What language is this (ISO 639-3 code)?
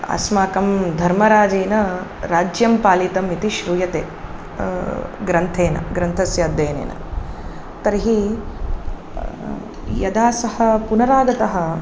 san